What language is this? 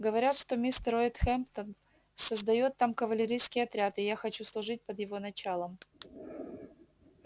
Russian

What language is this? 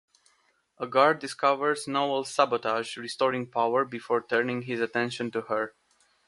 English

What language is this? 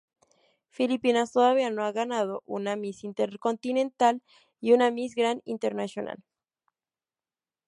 Spanish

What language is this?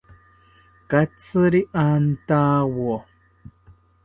South Ucayali Ashéninka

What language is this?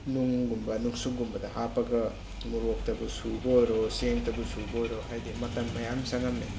Manipuri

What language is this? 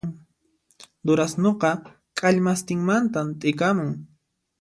Puno Quechua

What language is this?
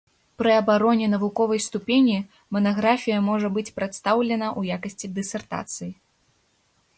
Belarusian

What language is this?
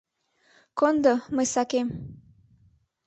Mari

